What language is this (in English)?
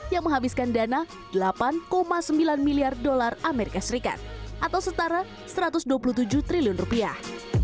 Indonesian